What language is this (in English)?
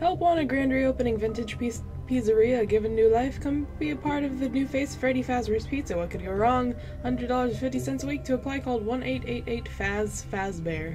English